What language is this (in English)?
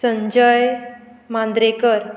Konkani